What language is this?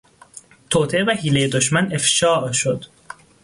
Persian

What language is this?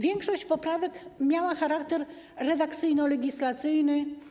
Polish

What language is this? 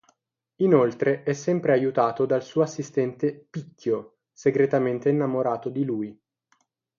Italian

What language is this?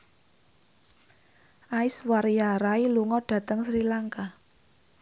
Javanese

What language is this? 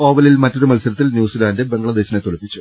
Malayalam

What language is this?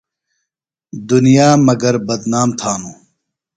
Phalura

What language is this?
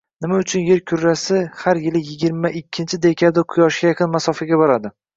Uzbek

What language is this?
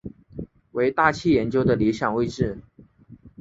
Chinese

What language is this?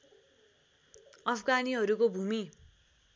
Nepali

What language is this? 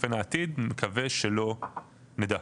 Hebrew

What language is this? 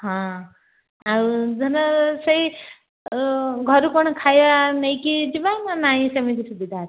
Odia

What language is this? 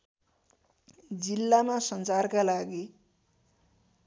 Nepali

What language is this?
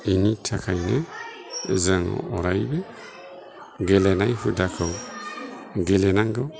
Bodo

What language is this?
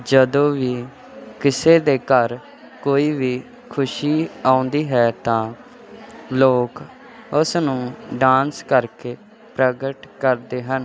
Punjabi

